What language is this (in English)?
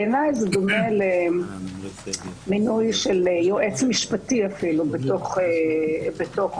Hebrew